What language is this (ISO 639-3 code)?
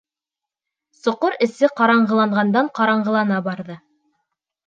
bak